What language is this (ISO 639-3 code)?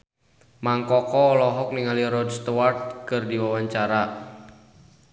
sun